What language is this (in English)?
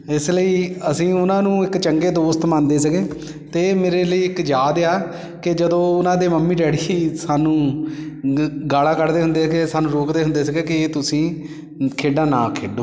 Punjabi